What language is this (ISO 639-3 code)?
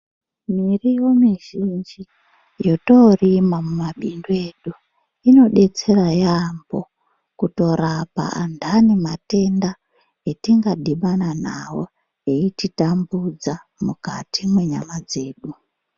ndc